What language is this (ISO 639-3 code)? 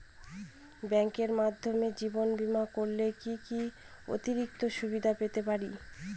ben